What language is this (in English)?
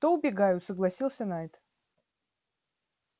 Russian